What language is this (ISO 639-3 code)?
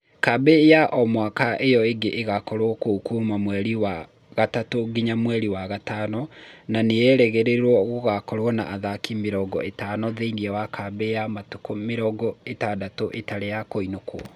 kik